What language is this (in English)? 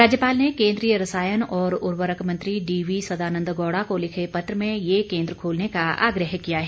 Hindi